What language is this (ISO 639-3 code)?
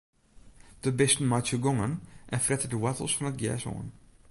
fry